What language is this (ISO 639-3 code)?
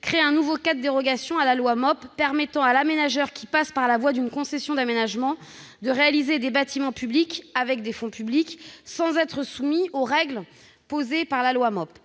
fra